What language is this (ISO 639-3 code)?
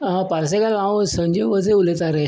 kok